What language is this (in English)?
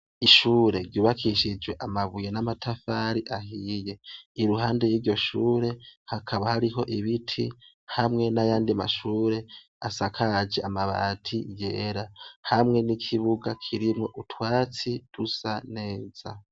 Rundi